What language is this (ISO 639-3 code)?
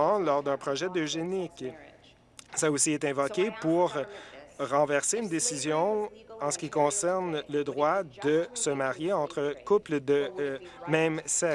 fra